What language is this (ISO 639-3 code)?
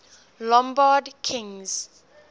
eng